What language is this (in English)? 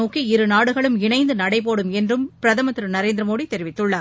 Tamil